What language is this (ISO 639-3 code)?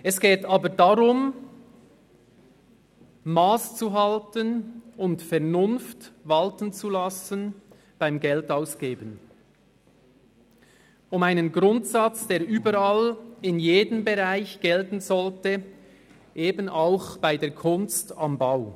gsw